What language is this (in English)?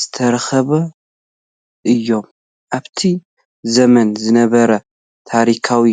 Tigrinya